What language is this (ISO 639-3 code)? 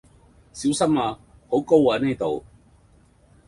yue